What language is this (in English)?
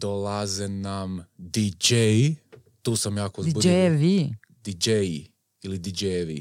Croatian